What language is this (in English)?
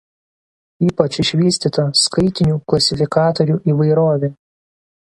Lithuanian